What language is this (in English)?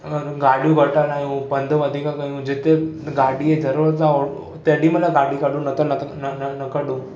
Sindhi